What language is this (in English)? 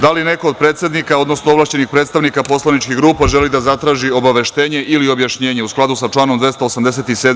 Serbian